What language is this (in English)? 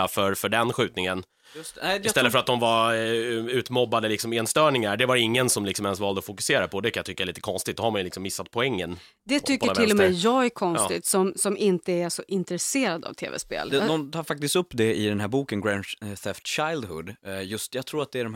Swedish